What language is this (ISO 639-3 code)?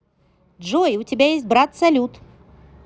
rus